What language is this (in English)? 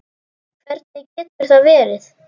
Icelandic